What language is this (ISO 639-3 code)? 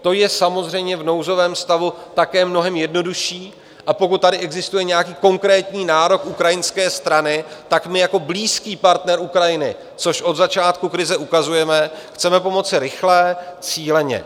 ces